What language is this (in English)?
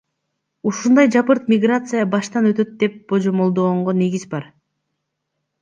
Kyrgyz